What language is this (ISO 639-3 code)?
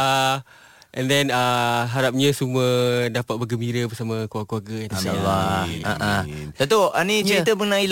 msa